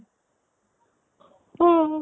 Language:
Assamese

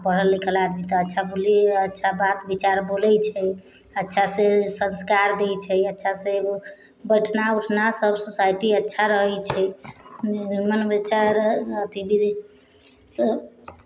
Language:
Maithili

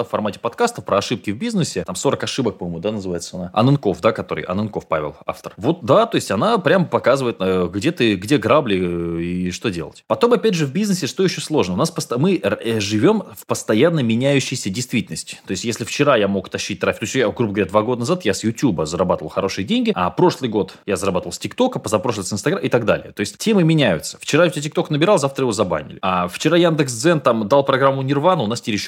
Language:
Russian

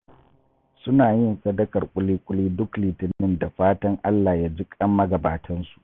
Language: Hausa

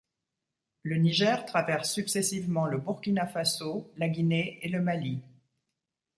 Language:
French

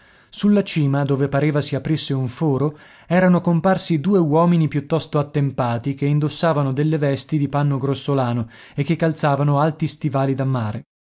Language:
Italian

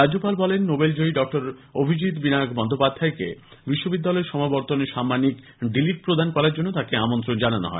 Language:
Bangla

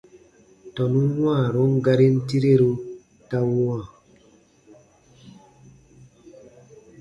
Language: Baatonum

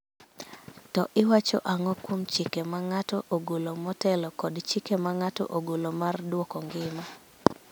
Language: Luo (Kenya and Tanzania)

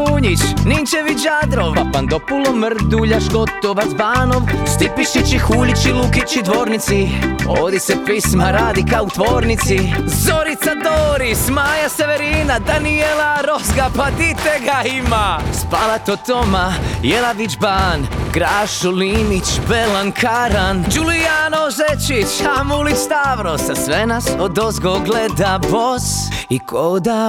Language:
Croatian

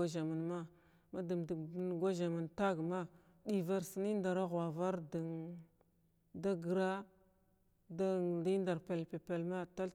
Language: Glavda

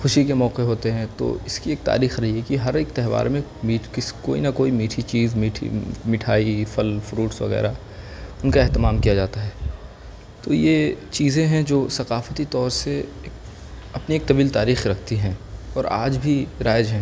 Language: Urdu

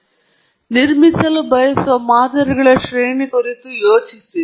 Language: Kannada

